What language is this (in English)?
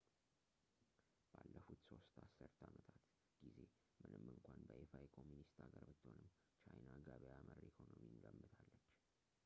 Amharic